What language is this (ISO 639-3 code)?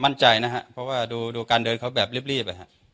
tha